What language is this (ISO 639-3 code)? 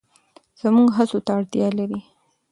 pus